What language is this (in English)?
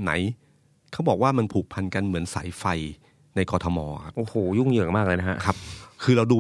Thai